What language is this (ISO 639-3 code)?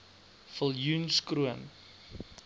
afr